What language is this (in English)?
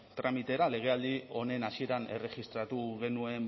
Basque